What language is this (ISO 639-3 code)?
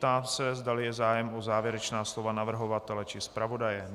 ces